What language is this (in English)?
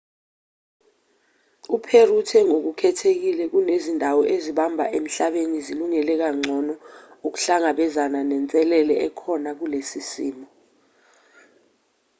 Zulu